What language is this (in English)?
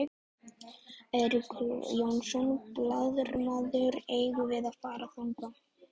Icelandic